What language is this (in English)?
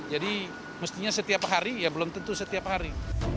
Indonesian